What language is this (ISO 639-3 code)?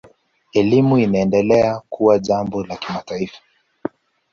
swa